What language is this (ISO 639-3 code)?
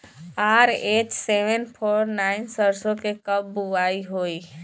bho